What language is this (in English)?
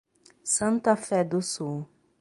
Portuguese